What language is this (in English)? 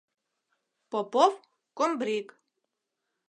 Mari